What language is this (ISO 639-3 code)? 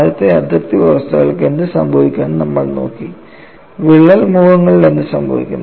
mal